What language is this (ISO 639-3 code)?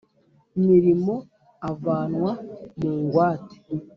kin